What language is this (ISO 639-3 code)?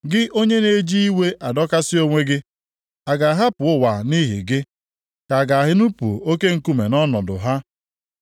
ibo